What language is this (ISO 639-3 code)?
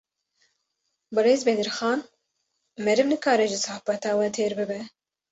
kur